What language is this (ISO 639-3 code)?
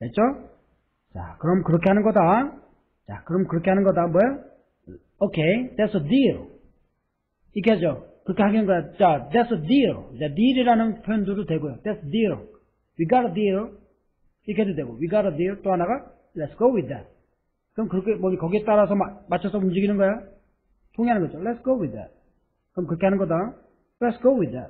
kor